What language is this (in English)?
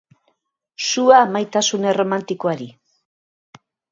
Basque